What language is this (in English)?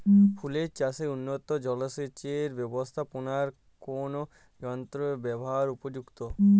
Bangla